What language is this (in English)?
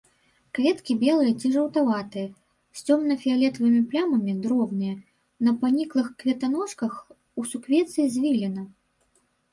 Belarusian